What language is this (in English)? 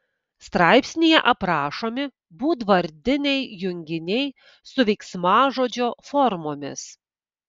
Lithuanian